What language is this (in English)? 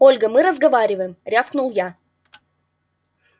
Russian